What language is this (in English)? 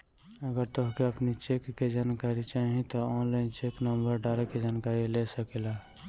Bhojpuri